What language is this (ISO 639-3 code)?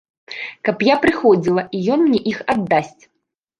bel